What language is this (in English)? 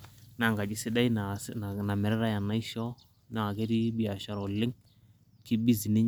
Masai